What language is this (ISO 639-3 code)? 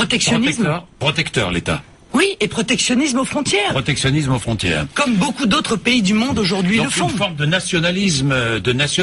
fra